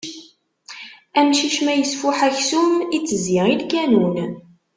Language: Kabyle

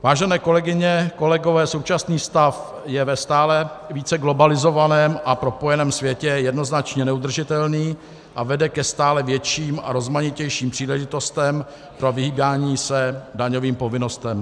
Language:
Czech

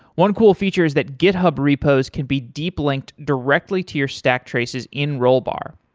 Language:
English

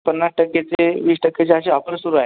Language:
Marathi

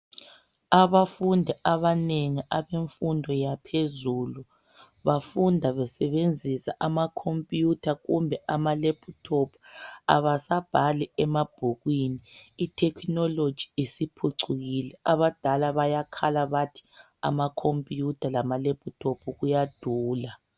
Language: North Ndebele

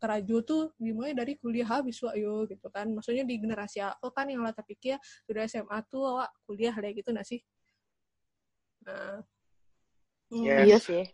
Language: Indonesian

